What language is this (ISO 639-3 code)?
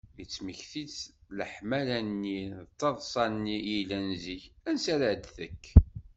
kab